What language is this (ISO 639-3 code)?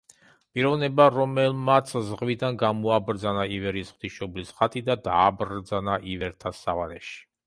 kat